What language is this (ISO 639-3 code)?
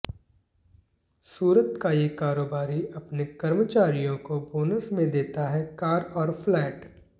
hin